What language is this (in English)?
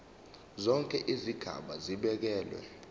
Zulu